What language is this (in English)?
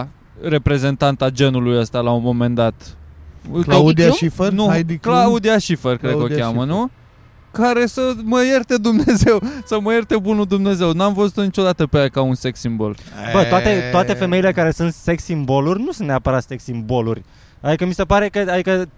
Romanian